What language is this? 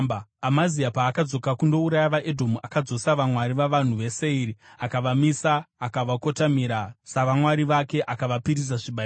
Shona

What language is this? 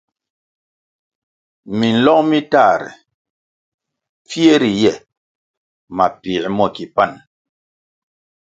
Kwasio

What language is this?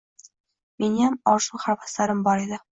Uzbek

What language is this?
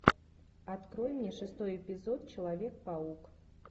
Russian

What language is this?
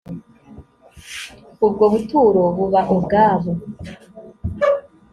Kinyarwanda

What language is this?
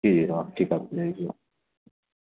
Hindi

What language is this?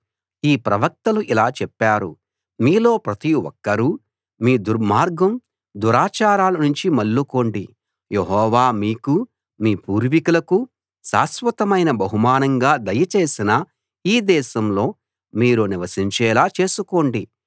Telugu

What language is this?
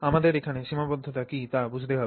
Bangla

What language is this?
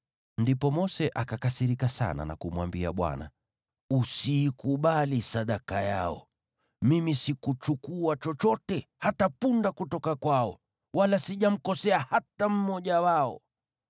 Swahili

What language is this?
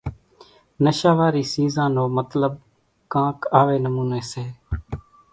Kachi Koli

